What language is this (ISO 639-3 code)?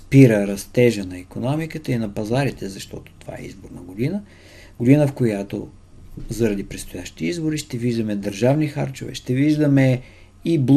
bul